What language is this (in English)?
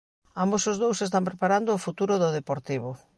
Galician